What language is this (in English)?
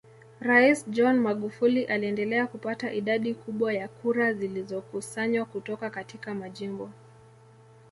Swahili